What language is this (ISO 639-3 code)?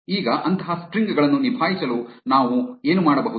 kan